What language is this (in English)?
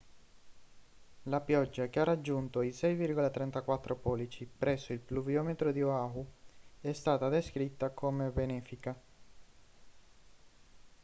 Italian